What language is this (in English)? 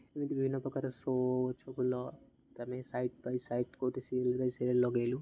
Odia